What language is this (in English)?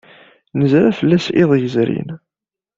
Kabyle